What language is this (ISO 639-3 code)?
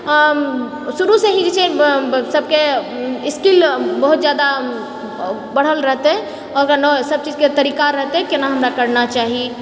mai